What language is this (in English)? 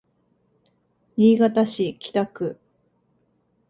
Japanese